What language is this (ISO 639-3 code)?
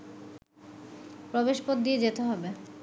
ben